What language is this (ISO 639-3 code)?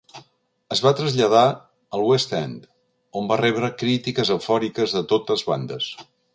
cat